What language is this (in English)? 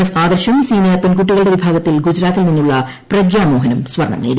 Malayalam